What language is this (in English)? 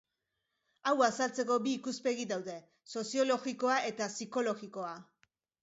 Basque